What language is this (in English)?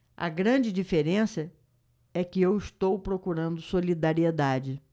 Portuguese